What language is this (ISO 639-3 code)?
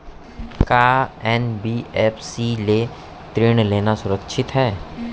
hne